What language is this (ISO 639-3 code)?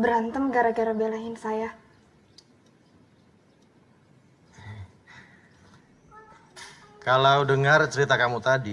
ind